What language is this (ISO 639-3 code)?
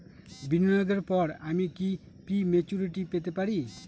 ben